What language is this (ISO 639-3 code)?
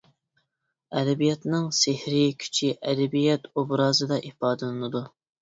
uig